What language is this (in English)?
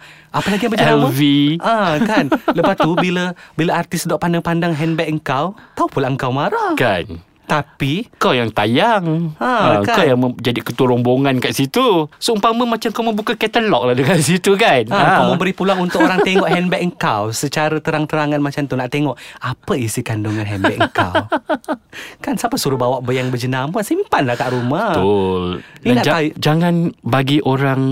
Malay